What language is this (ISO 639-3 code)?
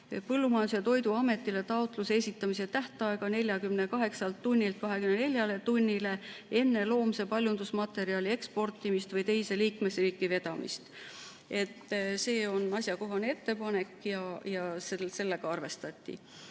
est